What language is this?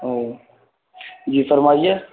Urdu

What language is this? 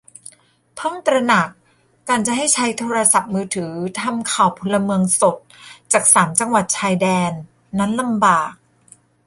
Thai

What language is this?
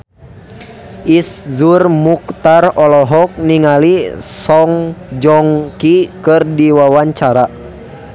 Sundanese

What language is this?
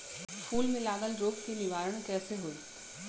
Bhojpuri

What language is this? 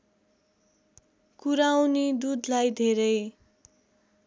Nepali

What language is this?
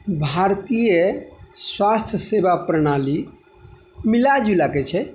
Maithili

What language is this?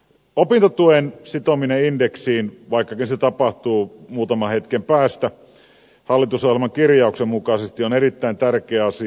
Finnish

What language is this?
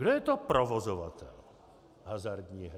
Czech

